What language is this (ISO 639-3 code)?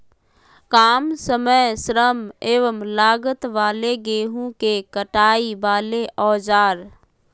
mag